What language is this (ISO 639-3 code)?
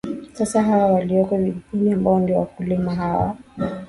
swa